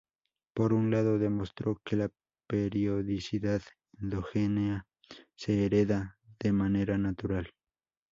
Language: Spanish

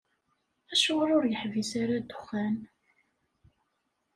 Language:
Kabyle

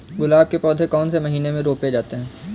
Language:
Hindi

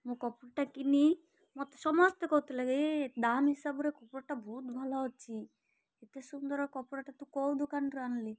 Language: Odia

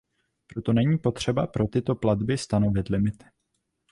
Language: Czech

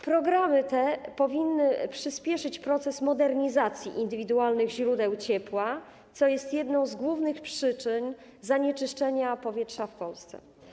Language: Polish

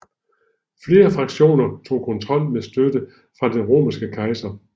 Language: Danish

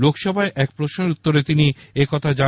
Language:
Bangla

